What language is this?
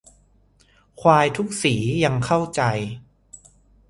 Thai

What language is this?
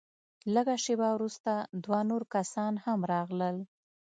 Pashto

